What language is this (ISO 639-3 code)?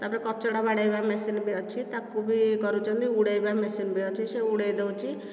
ori